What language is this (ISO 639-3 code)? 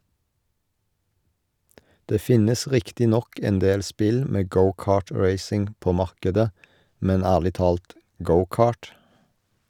nor